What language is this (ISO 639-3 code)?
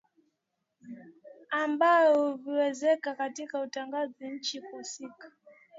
swa